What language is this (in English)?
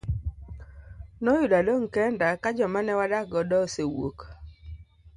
Luo (Kenya and Tanzania)